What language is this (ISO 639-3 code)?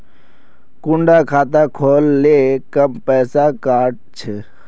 mag